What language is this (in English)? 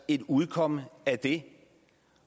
Danish